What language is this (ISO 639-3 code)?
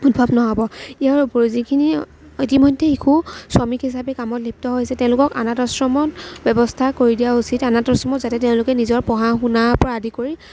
asm